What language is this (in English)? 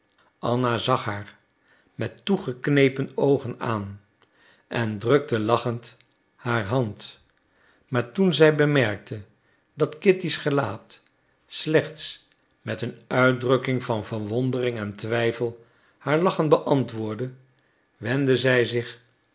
Dutch